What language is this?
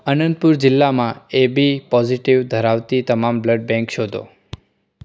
Gujarati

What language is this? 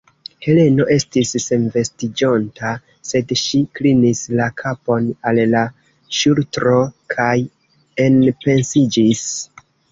Esperanto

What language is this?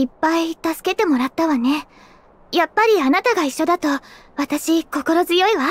Japanese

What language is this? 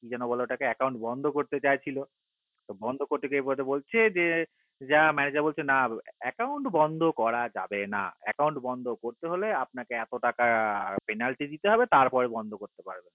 Bangla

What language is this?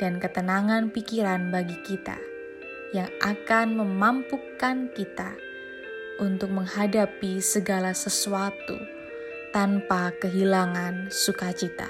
Indonesian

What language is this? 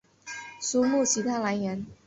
Chinese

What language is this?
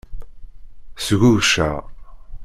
Kabyle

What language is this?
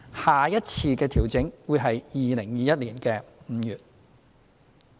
Cantonese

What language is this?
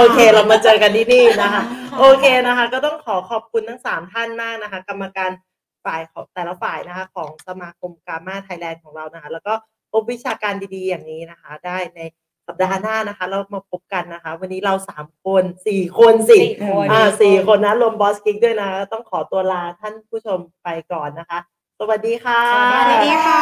Thai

